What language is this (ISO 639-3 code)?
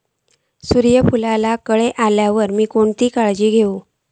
mar